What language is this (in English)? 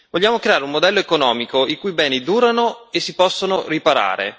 Italian